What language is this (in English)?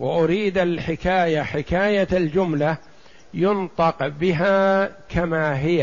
Arabic